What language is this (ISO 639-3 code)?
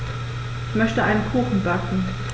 deu